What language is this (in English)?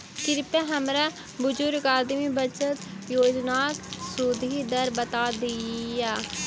Maithili